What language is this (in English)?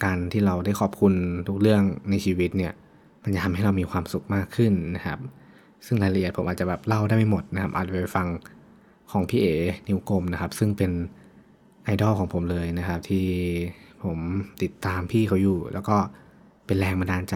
Thai